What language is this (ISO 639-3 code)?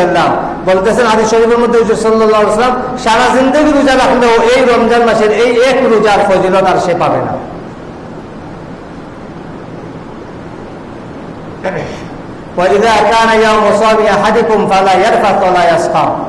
ind